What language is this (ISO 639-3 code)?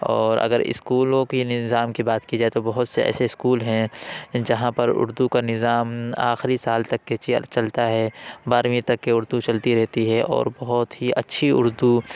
urd